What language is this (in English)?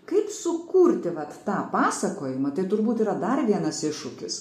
Lithuanian